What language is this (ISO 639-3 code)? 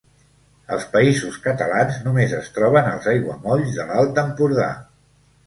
cat